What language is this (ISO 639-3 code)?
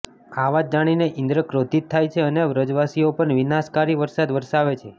guj